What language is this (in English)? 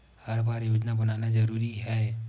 Chhattisgarhi